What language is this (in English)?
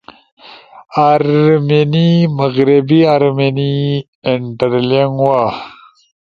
Ushojo